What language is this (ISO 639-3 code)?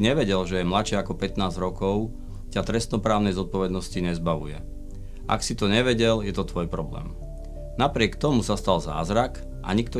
slk